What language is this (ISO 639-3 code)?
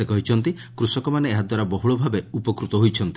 ori